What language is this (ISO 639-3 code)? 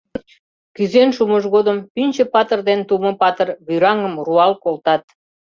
chm